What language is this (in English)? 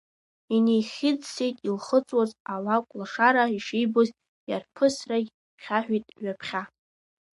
Abkhazian